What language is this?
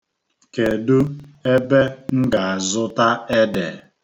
Igbo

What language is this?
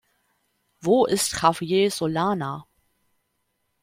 German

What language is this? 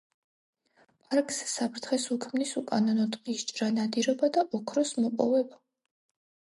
Georgian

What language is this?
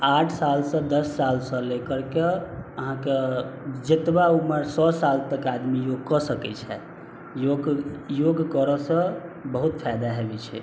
Maithili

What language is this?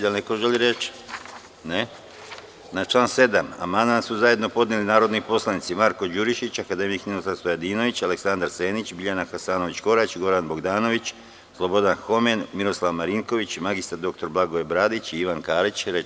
Serbian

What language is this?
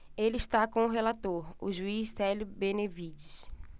Portuguese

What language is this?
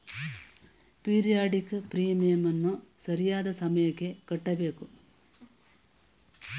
Kannada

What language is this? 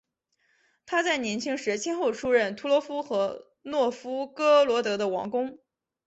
Chinese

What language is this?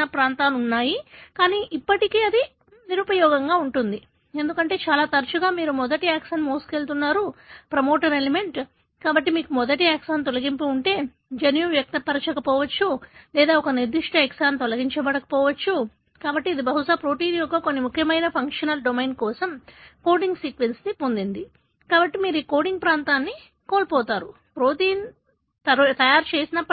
Telugu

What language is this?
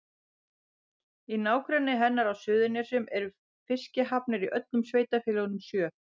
Icelandic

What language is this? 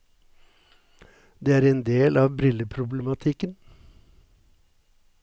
Norwegian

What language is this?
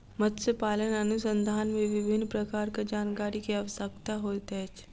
Maithili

